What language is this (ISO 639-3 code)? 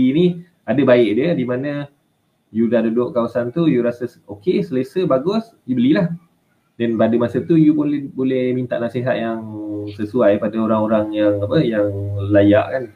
msa